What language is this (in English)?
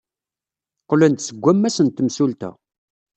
Kabyle